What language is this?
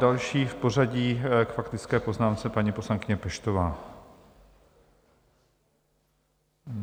Czech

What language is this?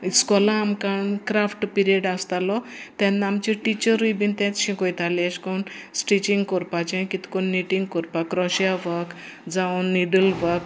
Konkani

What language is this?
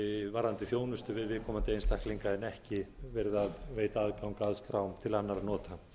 Icelandic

